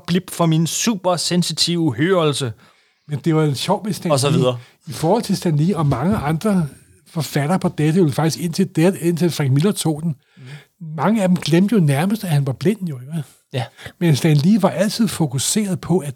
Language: Danish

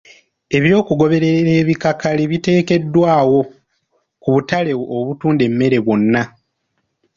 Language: Ganda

